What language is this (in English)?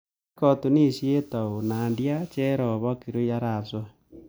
Kalenjin